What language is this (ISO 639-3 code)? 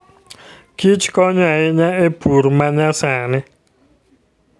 luo